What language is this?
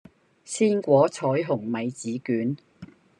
Cantonese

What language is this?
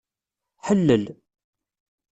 Kabyle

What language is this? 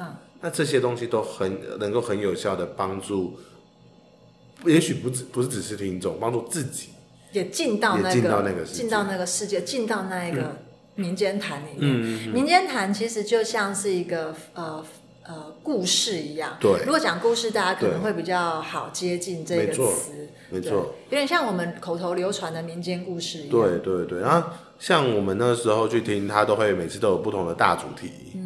Chinese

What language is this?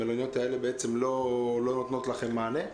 Hebrew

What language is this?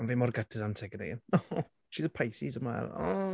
Welsh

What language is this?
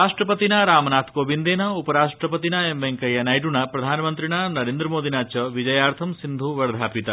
Sanskrit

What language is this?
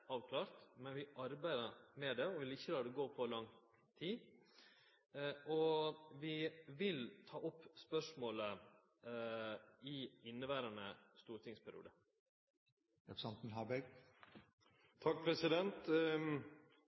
Norwegian Nynorsk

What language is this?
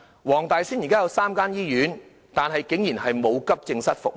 Cantonese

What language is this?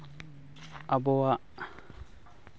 Santali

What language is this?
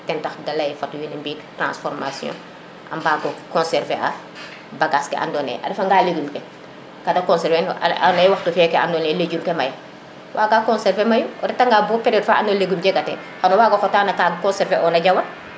Serer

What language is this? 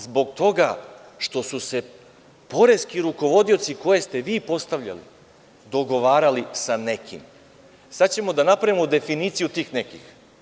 Serbian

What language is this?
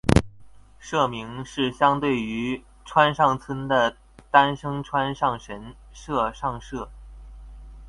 Chinese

